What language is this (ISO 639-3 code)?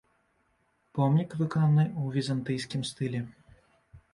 bel